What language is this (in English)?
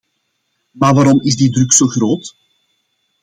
Dutch